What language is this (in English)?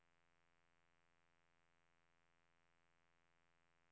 Swedish